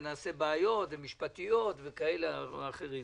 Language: Hebrew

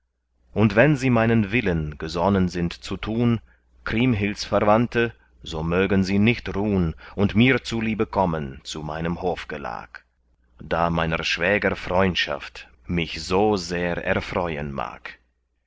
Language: German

